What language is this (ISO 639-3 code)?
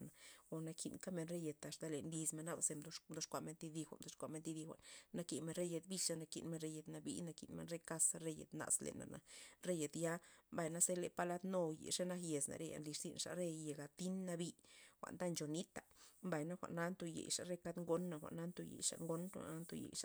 ztp